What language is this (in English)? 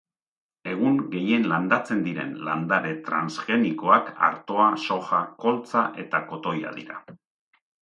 Basque